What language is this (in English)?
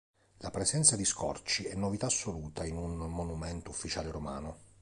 Italian